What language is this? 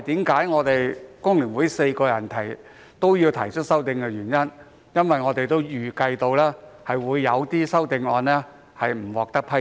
Cantonese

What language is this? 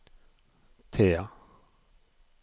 Norwegian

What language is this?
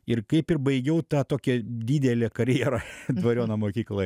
Lithuanian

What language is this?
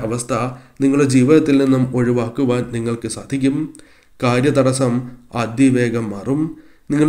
Malayalam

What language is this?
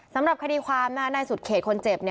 Thai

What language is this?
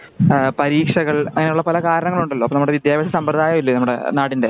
Malayalam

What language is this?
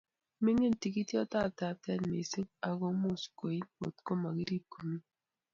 Kalenjin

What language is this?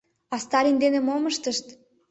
Mari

